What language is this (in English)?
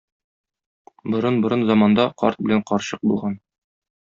Tatar